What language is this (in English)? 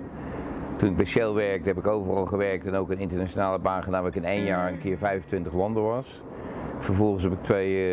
Dutch